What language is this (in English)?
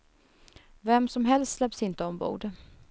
Swedish